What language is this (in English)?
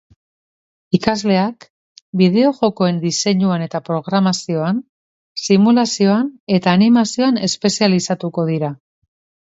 Basque